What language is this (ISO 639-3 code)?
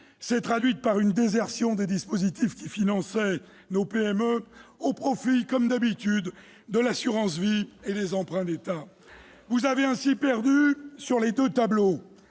fra